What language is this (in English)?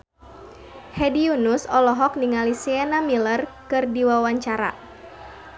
Sundanese